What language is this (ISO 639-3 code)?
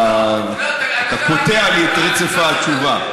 heb